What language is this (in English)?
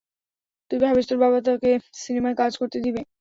Bangla